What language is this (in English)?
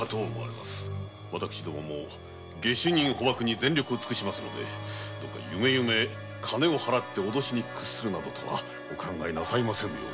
Japanese